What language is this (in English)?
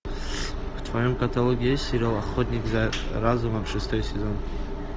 Russian